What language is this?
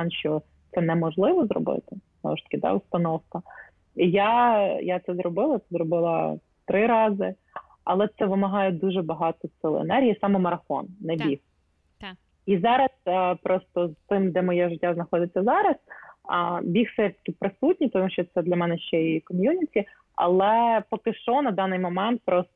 Ukrainian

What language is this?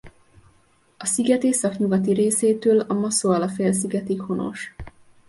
Hungarian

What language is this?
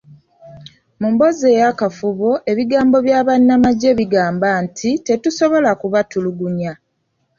Ganda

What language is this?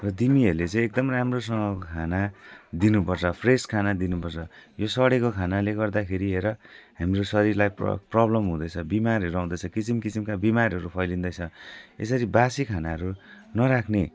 Nepali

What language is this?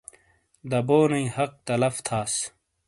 Shina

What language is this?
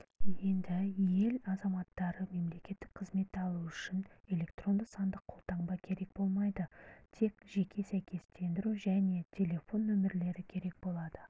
Kazakh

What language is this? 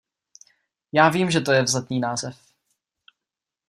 Czech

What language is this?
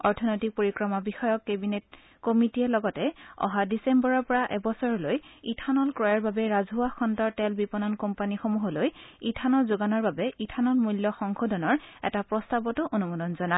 Assamese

